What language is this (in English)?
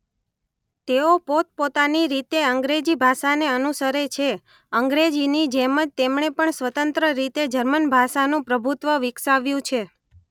Gujarati